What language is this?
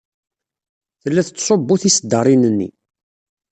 Kabyle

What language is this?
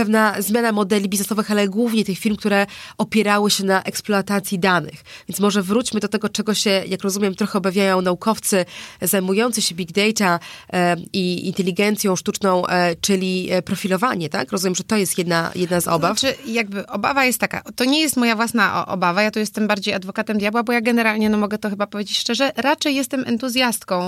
Polish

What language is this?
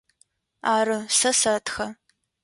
Adyghe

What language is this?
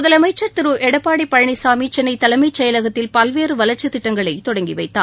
Tamil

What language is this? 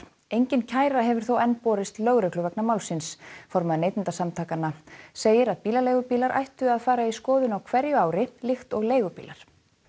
Icelandic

